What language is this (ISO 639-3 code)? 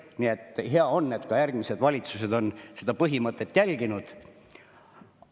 est